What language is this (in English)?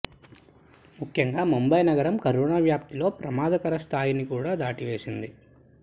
Telugu